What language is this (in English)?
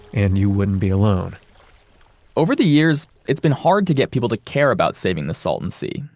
English